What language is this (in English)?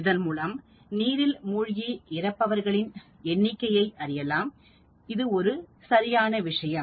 Tamil